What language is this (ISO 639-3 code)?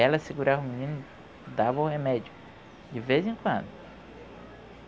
por